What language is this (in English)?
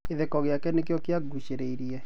Kikuyu